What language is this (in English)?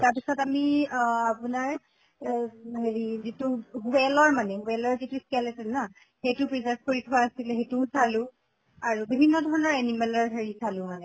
Assamese